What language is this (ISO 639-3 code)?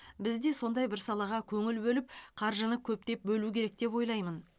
kaz